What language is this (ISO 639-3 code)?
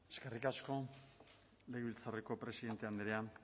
eus